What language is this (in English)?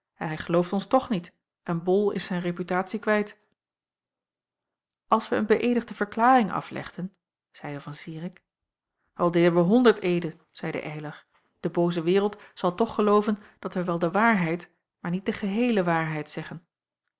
Dutch